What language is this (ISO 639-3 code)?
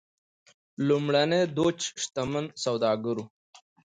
pus